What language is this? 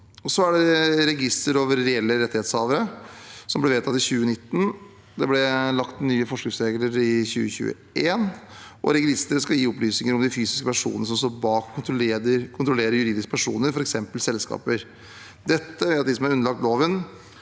Norwegian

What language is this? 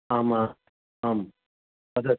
Sanskrit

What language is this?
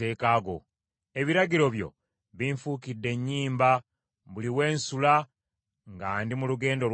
Ganda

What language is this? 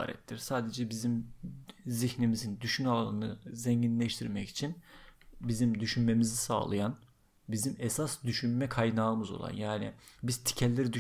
Turkish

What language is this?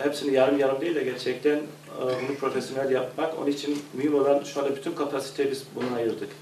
Turkish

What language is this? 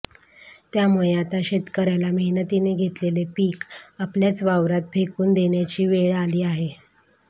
Marathi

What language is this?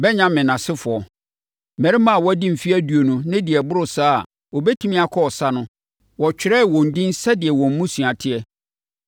Akan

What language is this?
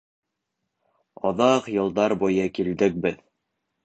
Bashkir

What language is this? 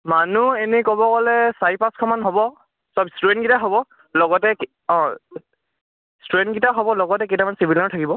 Assamese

